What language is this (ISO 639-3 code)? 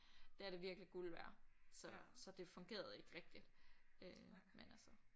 dan